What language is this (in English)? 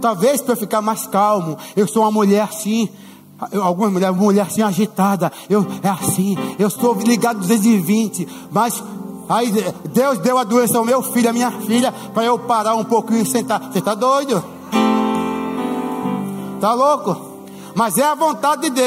Portuguese